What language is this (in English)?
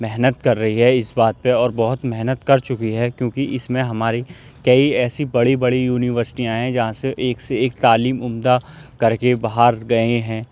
Urdu